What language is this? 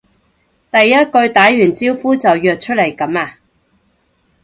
Cantonese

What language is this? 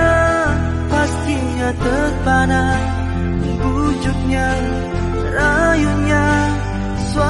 Indonesian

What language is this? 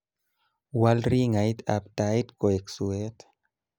Kalenjin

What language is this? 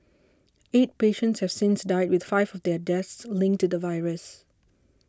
English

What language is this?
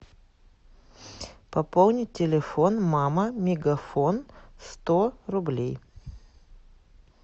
Russian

